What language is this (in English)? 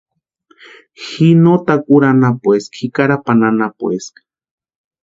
Western Highland Purepecha